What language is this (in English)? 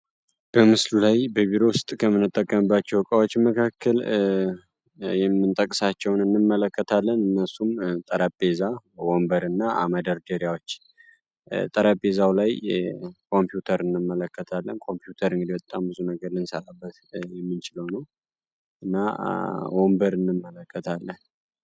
Amharic